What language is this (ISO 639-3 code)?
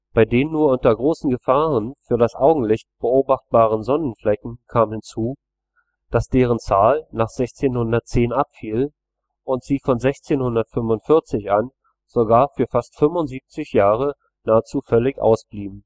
deu